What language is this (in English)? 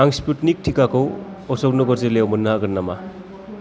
Bodo